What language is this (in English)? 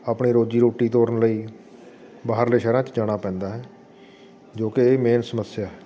Punjabi